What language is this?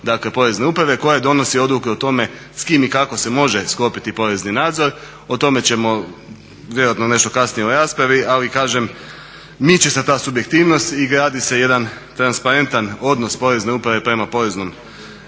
Croatian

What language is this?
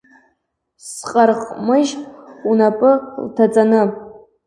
Abkhazian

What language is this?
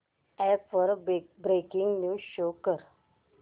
Marathi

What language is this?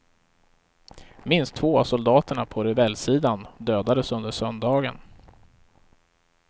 Swedish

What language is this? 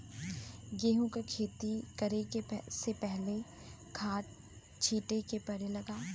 Bhojpuri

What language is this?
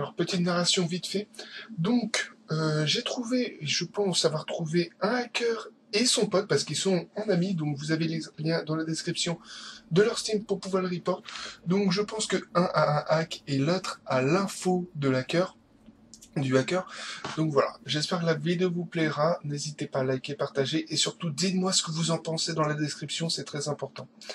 French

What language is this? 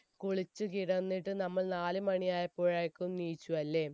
Malayalam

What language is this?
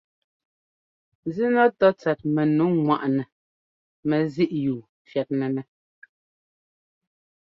Ngomba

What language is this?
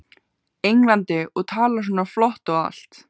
Icelandic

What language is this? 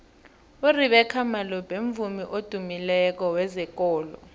South Ndebele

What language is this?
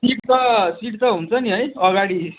Nepali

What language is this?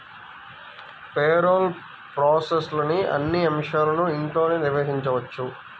Telugu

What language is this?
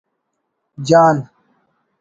Brahui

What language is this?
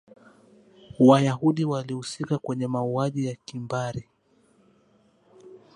Swahili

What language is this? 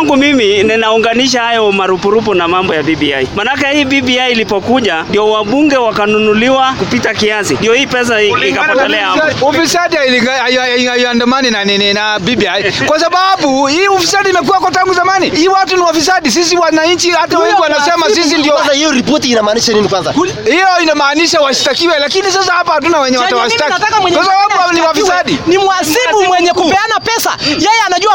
Swahili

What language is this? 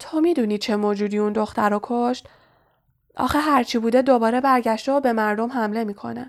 Persian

